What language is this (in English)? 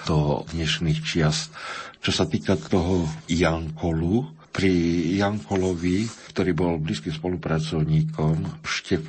Slovak